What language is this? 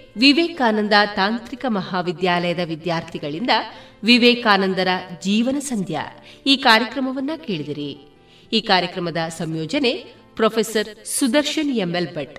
Kannada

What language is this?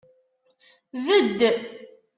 Kabyle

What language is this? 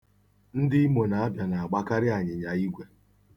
Igbo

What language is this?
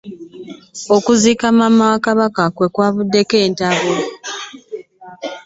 Ganda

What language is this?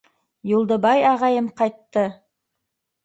Bashkir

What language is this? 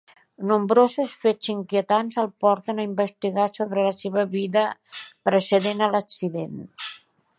Catalan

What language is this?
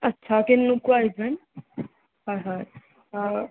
Assamese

